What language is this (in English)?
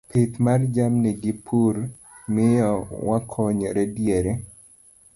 Luo (Kenya and Tanzania)